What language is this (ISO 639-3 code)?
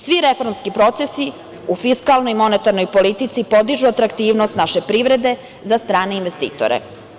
srp